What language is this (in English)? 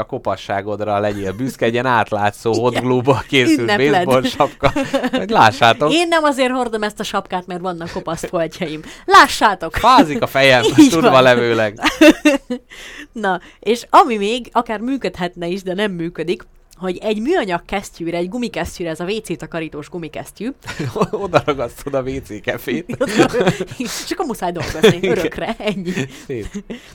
Hungarian